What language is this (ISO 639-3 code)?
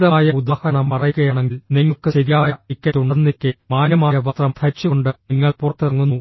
mal